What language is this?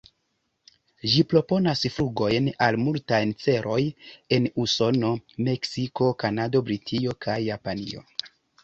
Esperanto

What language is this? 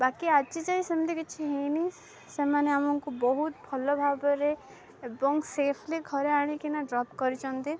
Odia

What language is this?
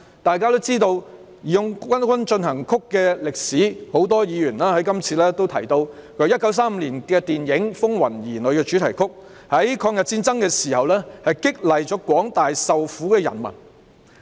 Cantonese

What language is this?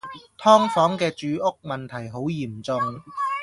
Cantonese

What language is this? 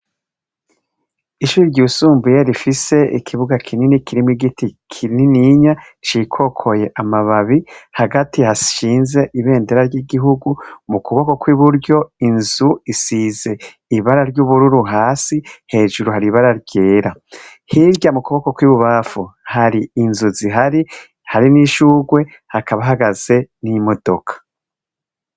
Rundi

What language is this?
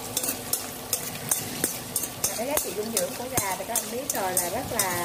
Vietnamese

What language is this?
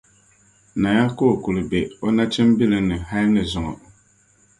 Dagbani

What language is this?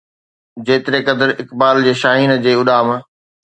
Sindhi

